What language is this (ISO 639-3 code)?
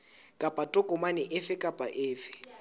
sot